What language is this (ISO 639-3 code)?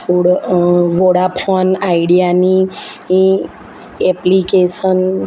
guj